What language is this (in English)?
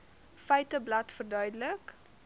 Afrikaans